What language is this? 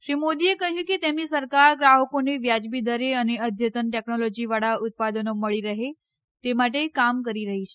Gujarati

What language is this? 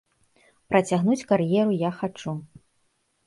Belarusian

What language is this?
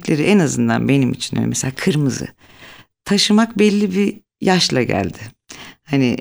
Turkish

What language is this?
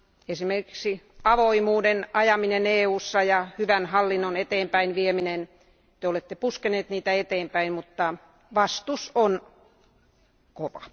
Finnish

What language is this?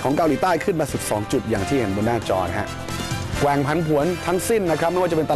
Thai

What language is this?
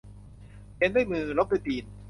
Thai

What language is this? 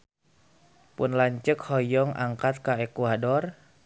Sundanese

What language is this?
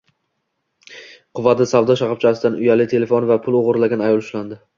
Uzbek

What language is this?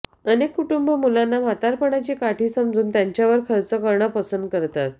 Marathi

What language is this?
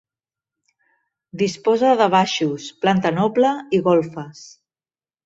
Catalan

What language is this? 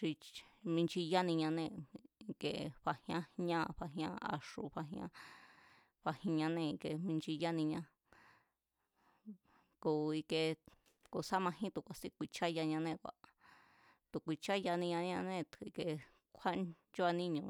Mazatlán Mazatec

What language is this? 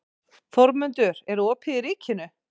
Icelandic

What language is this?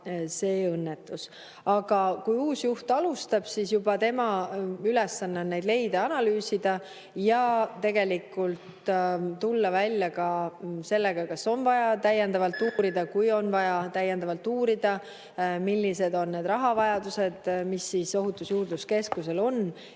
Estonian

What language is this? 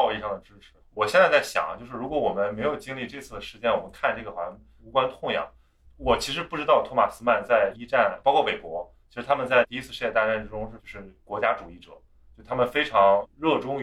Chinese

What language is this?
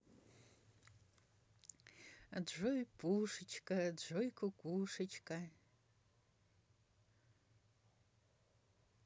Russian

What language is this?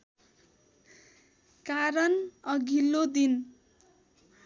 Nepali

